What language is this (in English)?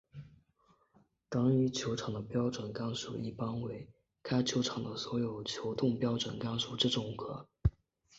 Chinese